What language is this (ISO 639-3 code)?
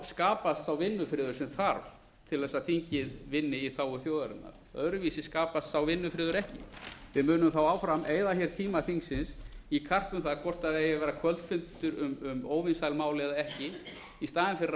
isl